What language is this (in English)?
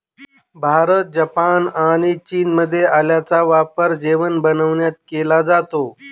Marathi